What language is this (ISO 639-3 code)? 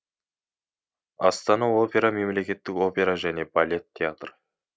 kaz